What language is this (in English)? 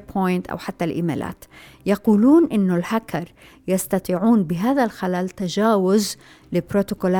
Arabic